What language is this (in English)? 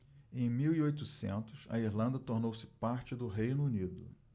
Portuguese